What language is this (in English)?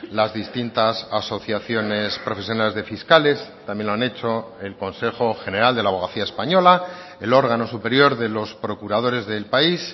Spanish